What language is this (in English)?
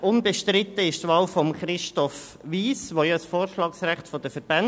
Swiss German